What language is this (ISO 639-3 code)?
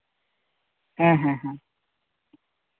sat